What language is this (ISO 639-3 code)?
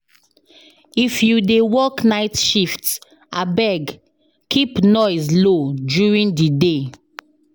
pcm